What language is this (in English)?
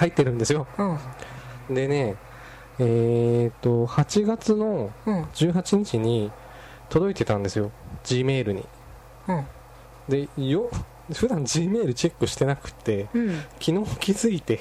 Japanese